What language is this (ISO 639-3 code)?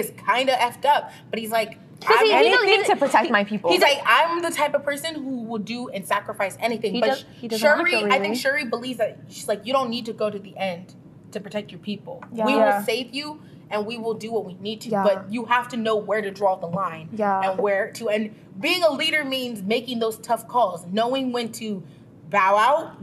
eng